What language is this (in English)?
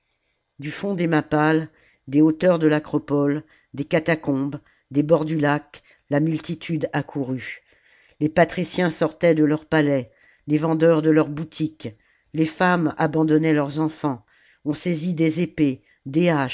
French